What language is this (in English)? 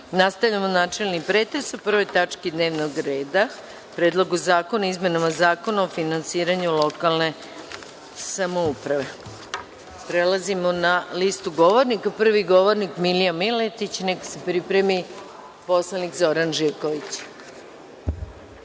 Serbian